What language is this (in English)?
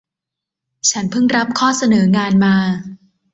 Thai